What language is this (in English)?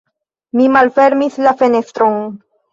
Esperanto